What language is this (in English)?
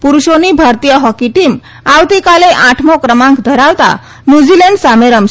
Gujarati